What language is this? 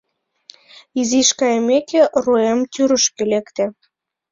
Mari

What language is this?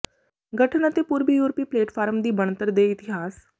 Punjabi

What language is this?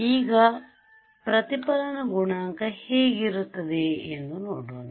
Kannada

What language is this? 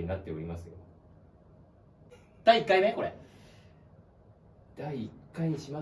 Japanese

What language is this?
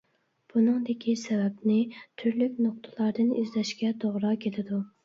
Uyghur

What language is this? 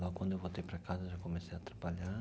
Portuguese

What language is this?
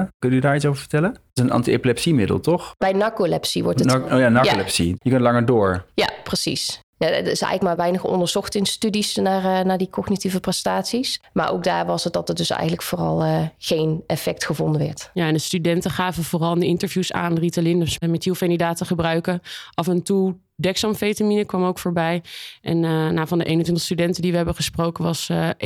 Dutch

